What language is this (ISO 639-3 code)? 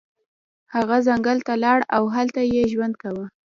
pus